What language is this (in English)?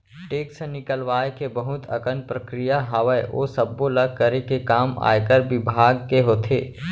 Chhattisgarhi